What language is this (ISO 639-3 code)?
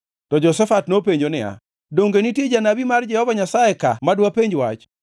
luo